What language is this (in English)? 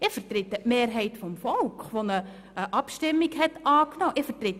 Swiss German